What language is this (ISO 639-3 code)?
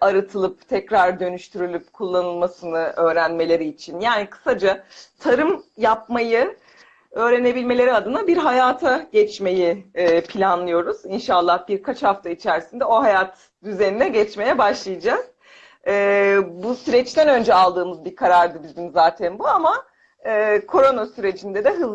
tur